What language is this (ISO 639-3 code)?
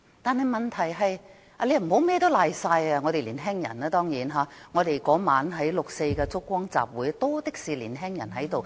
yue